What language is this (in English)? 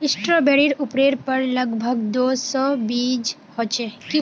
Magahi